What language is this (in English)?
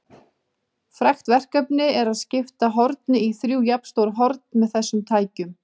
Icelandic